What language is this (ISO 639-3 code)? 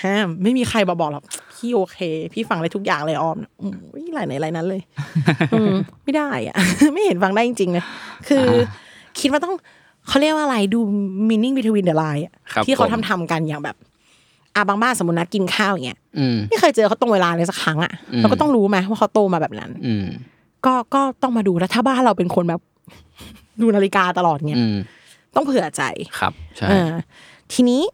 tha